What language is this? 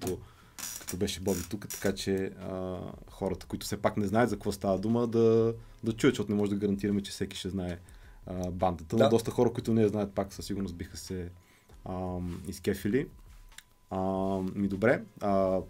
Bulgarian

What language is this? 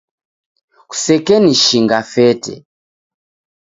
Taita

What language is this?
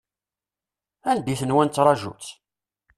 Kabyle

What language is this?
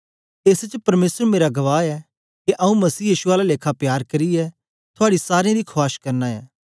Dogri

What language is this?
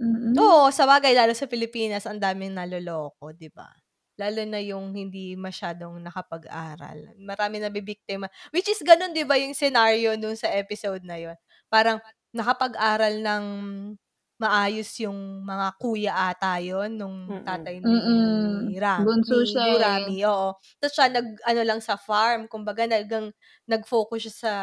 Filipino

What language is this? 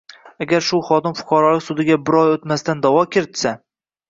Uzbek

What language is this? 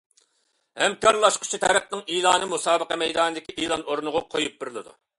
Uyghur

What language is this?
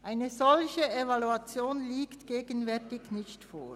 Swiss German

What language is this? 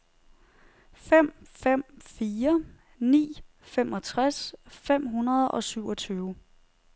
Danish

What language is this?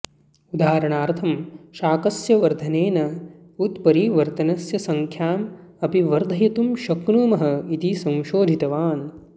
Sanskrit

